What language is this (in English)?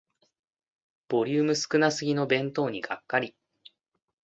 Japanese